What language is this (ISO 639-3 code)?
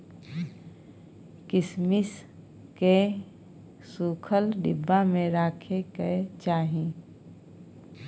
mai